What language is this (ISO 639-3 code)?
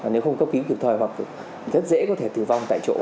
vie